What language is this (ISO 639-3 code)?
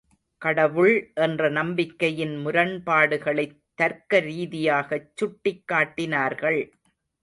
tam